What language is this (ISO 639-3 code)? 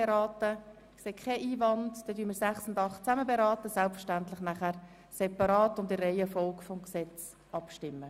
gsw